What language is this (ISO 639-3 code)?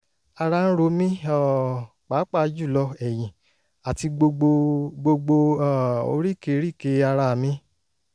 yor